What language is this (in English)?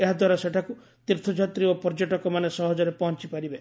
Odia